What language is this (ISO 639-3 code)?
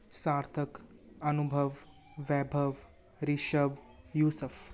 pan